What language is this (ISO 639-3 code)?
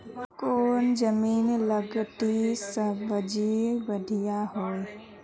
mag